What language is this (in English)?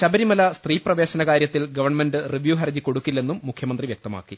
Malayalam